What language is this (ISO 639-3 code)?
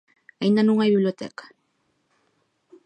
glg